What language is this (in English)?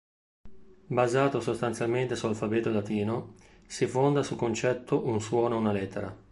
Italian